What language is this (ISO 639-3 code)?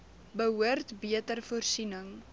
afr